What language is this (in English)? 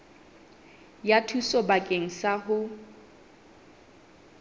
Southern Sotho